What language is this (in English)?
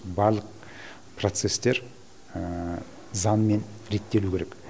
Kazakh